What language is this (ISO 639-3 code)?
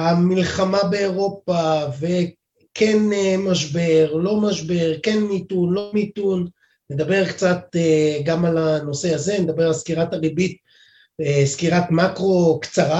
heb